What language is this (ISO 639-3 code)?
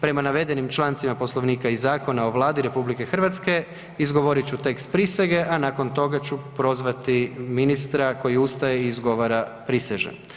hrv